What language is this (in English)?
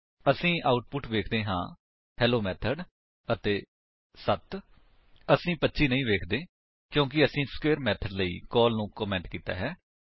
Punjabi